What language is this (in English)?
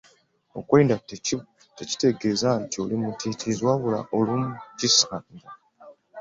Ganda